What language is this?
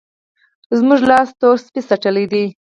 Pashto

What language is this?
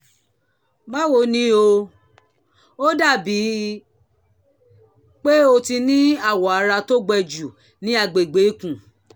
Yoruba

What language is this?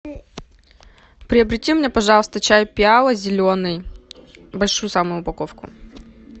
Russian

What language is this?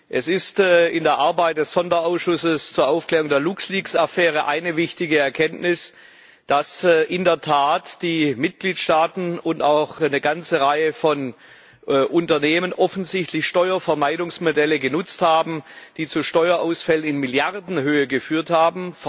German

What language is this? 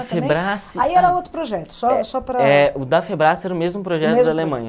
Portuguese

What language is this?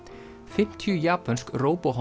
Icelandic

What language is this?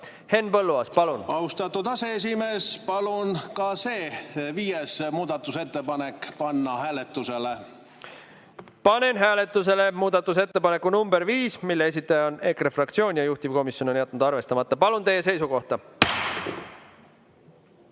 Estonian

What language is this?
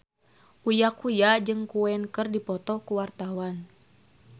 Sundanese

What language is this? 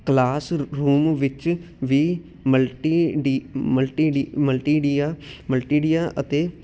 Punjabi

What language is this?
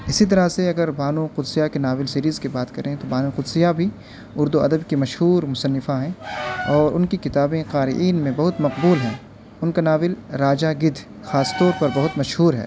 Urdu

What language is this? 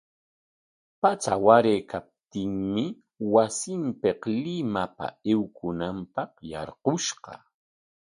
Corongo Ancash Quechua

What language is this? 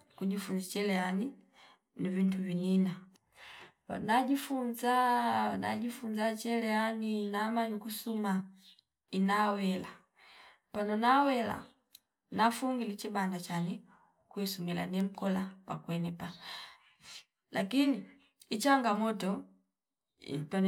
Fipa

